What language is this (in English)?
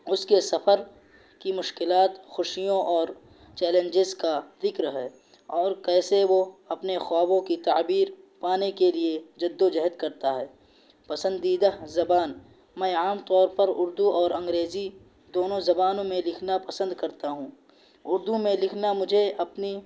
Urdu